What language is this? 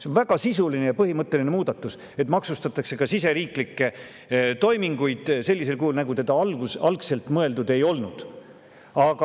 Estonian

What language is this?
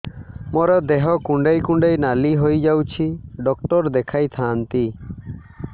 Odia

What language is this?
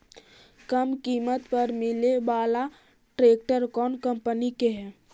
Magahi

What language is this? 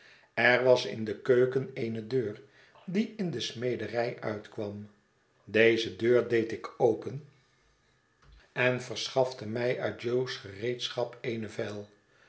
Dutch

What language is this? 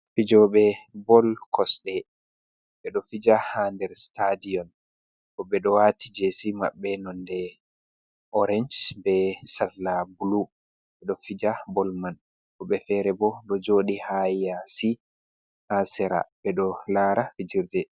Fula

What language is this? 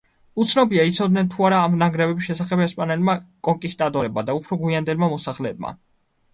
Georgian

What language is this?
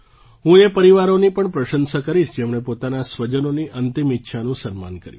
Gujarati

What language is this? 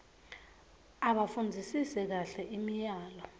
Swati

